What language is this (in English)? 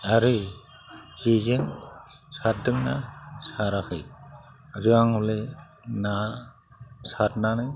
Bodo